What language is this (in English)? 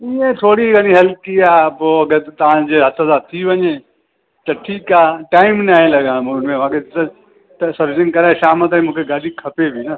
Sindhi